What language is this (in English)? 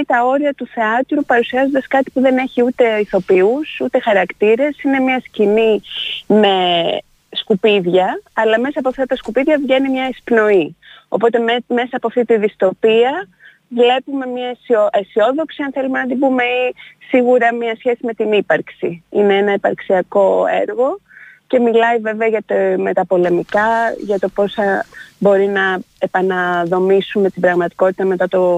Greek